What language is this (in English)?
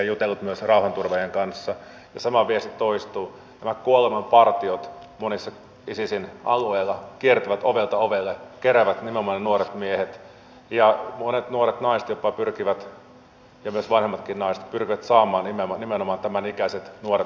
Finnish